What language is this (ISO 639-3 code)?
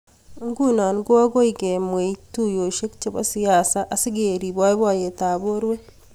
kln